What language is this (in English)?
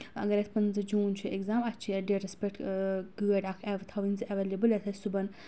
Kashmiri